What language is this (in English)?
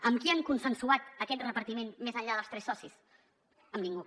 Catalan